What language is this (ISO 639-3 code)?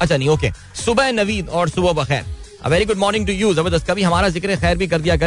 hin